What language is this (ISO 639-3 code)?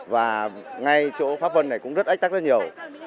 vie